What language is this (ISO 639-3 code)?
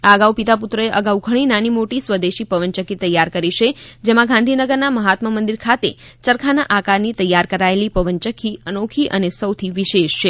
guj